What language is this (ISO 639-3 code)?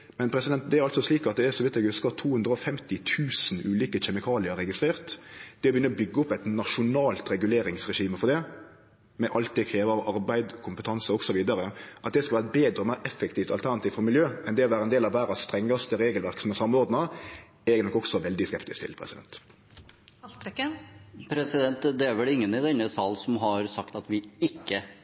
nor